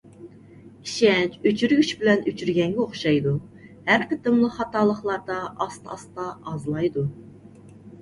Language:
Uyghur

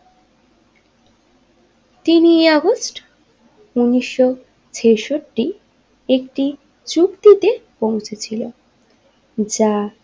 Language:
Bangla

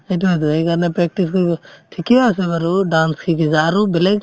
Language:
Assamese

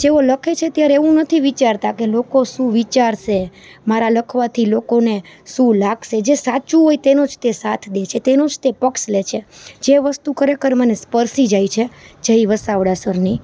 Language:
Gujarati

